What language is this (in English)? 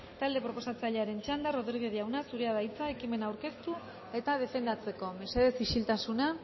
Basque